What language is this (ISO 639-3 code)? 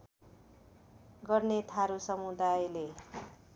nep